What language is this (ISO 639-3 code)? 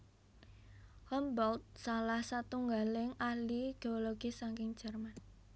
jav